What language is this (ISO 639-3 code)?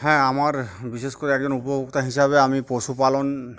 ben